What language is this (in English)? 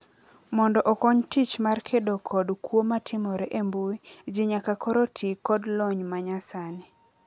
Luo (Kenya and Tanzania)